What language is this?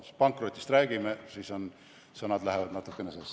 Estonian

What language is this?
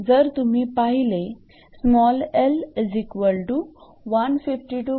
Marathi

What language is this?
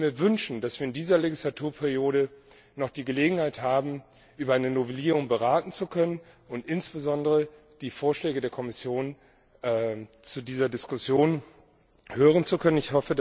German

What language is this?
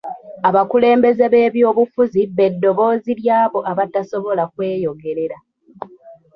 Ganda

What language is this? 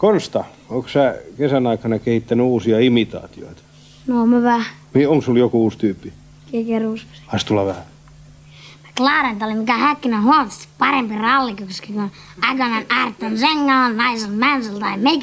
Finnish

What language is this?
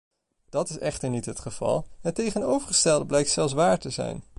Dutch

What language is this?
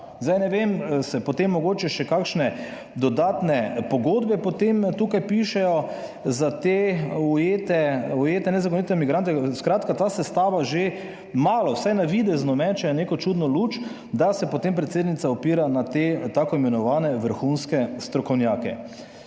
Slovenian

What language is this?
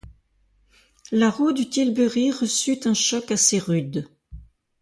French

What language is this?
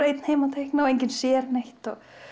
Icelandic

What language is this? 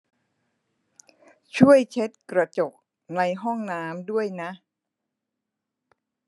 Thai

